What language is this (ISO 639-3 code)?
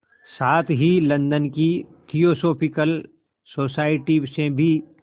hin